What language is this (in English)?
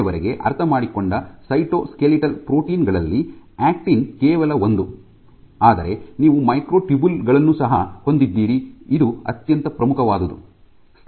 Kannada